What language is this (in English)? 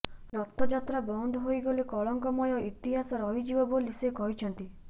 Odia